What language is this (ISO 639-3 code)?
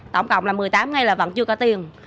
vie